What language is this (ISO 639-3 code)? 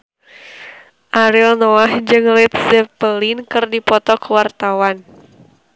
sun